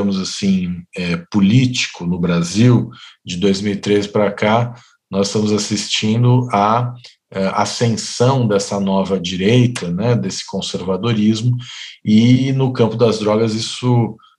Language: Portuguese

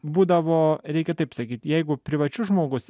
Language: Lithuanian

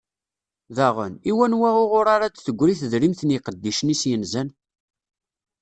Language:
Kabyle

